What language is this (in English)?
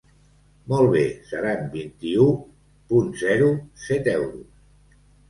Catalan